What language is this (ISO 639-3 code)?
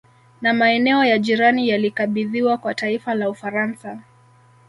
swa